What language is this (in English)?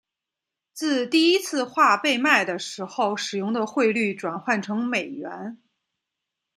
Chinese